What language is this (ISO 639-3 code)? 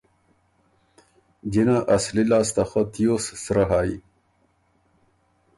oru